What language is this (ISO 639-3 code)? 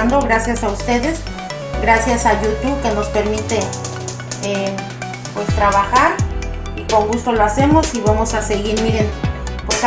spa